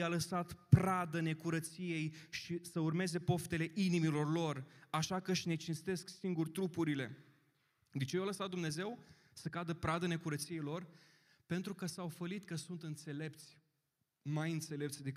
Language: Romanian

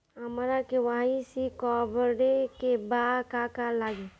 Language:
Bhojpuri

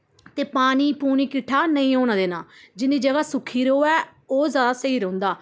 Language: Dogri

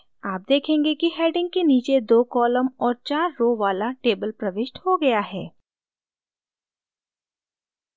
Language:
Hindi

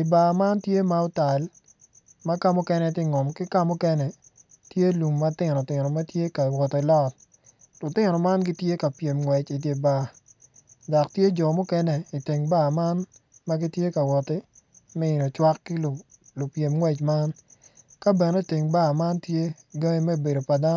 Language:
Acoli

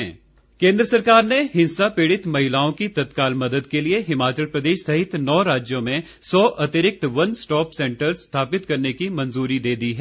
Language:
Hindi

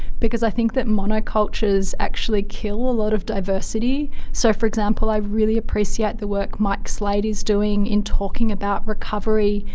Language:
English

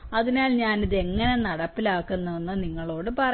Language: Malayalam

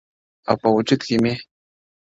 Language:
Pashto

